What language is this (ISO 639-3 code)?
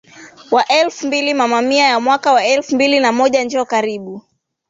swa